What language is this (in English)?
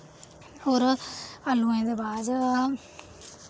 Dogri